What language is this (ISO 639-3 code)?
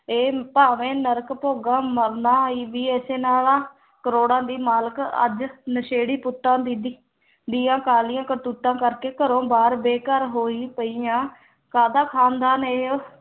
pan